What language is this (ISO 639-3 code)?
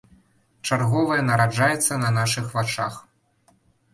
bel